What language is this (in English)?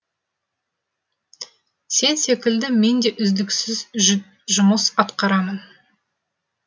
Kazakh